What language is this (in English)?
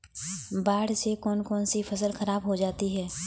Hindi